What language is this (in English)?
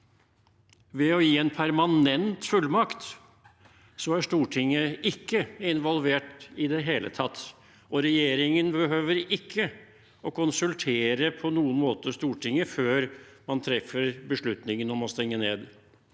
Norwegian